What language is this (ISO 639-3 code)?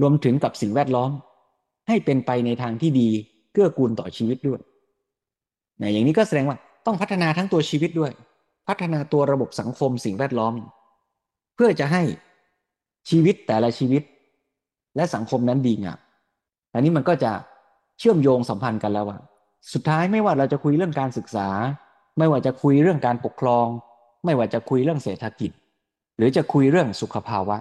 tha